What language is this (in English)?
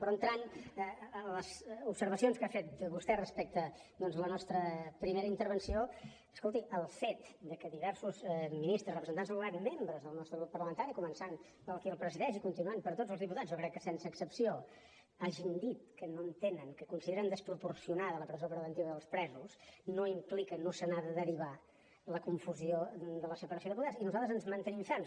Catalan